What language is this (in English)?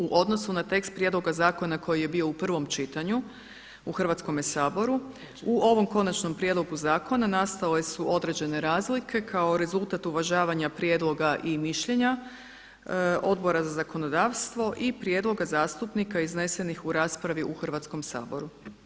Croatian